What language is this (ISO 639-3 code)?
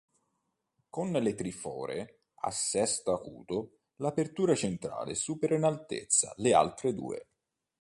ita